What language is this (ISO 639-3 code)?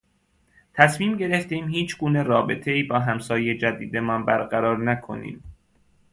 fas